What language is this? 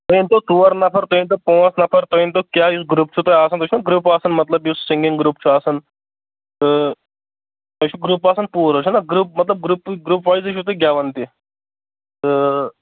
Kashmiri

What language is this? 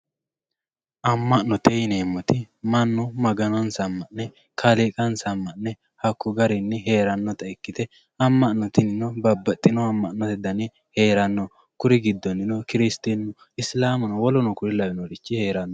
Sidamo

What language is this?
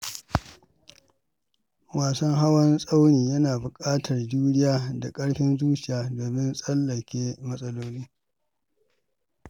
Hausa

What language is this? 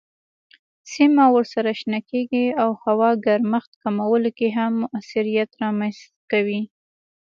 Pashto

